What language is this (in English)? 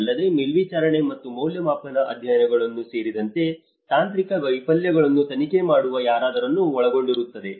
Kannada